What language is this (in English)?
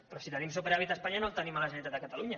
Catalan